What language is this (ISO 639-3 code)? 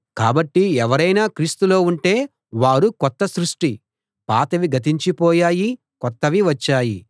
tel